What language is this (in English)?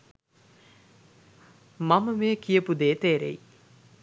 Sinhala